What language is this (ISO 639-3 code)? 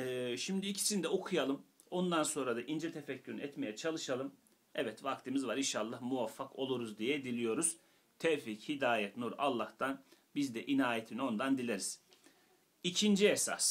tur